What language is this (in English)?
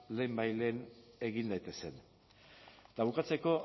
Basque